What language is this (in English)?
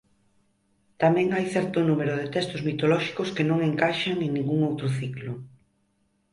Galician